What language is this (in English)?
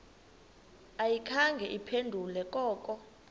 Xhosa